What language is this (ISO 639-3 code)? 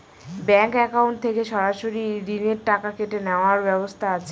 ben